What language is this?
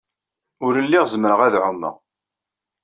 Kabyle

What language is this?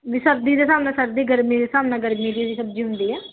Punjabi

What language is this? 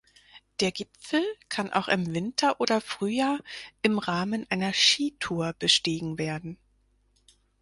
German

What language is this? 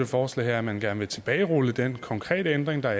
Danish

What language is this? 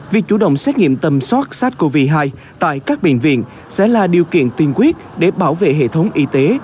Vietnamese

